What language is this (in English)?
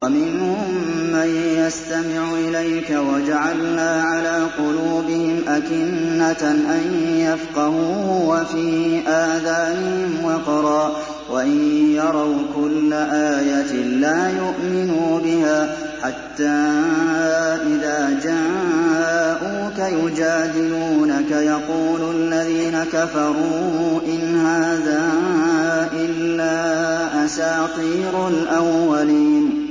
Arabic